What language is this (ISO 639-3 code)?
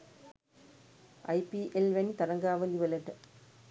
sin